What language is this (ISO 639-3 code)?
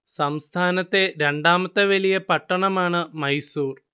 mal